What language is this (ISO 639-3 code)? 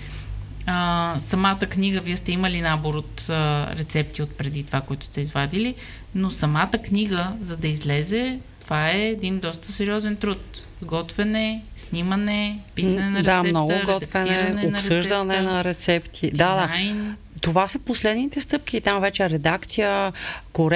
bul